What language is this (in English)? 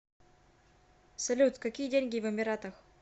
Russian